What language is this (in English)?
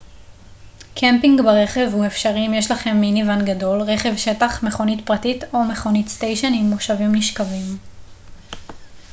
Hebrew